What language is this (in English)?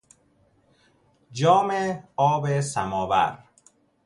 Persian